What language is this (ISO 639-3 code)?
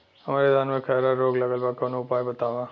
bho